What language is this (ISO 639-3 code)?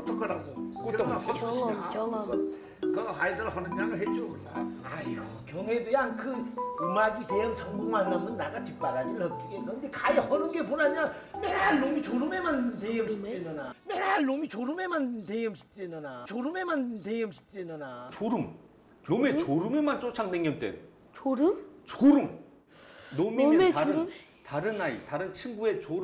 kor